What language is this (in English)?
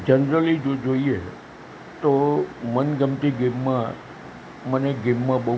Gujarati